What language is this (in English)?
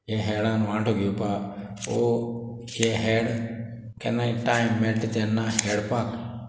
Konkani